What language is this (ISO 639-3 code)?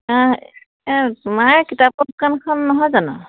asm